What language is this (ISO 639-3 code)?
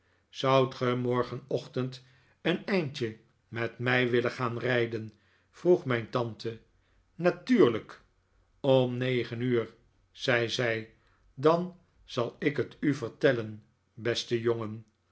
nld